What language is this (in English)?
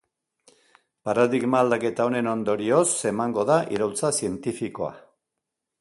Basque